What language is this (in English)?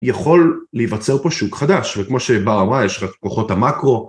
Hebrew